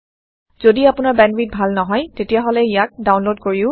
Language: Assamese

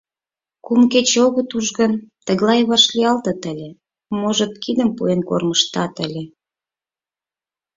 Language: Mari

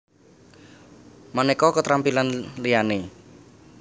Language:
Javanese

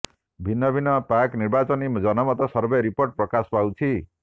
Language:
Odia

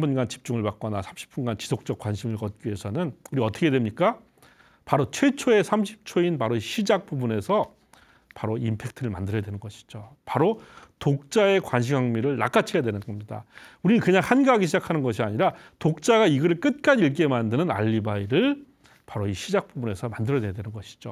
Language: Korean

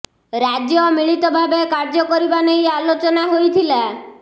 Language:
Odia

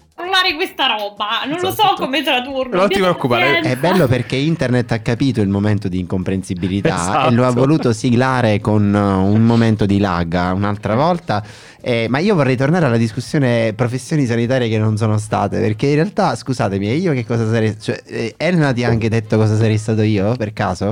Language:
Italian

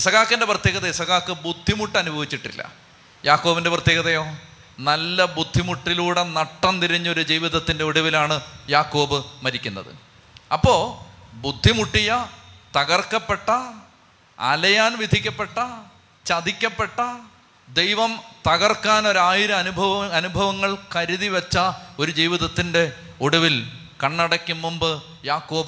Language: Malayalam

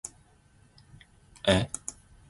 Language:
Zulu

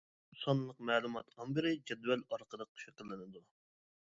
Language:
Uyghur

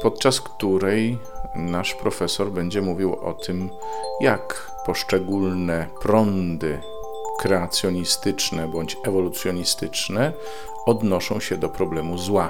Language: Polish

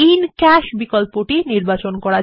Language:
Bangla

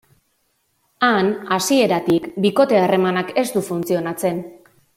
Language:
Basque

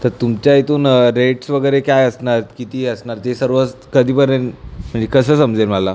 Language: Marathi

